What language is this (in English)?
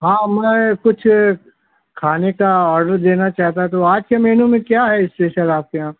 Urdu